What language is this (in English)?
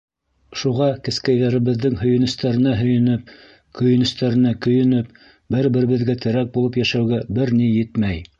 Bashkir